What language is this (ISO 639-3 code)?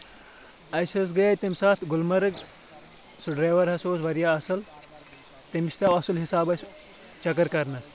kas